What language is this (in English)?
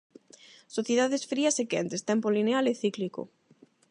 Galician